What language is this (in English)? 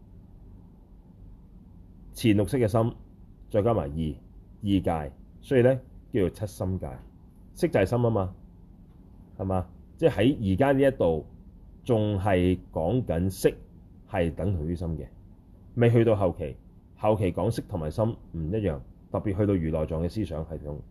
Chinese